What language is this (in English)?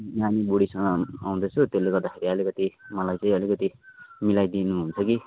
Nepali